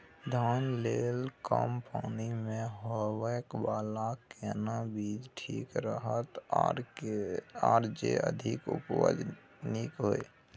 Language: Maithili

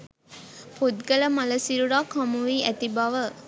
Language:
Sinhala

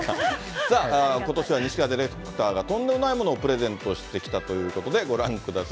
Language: Japanese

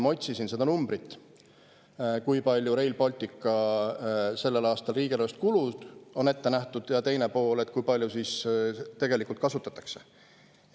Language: Estonian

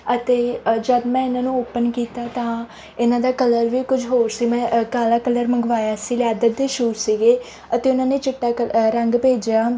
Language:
Punjabi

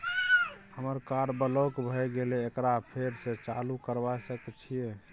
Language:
Maithili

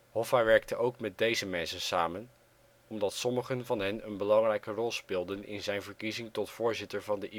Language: Dutch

